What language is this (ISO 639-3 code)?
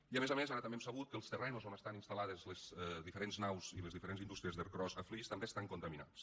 cat